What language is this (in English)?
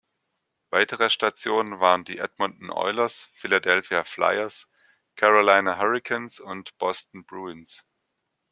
German